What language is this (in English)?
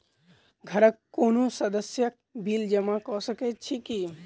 Maithili